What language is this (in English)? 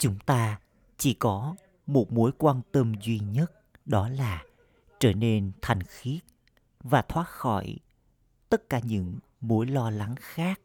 Vietnamese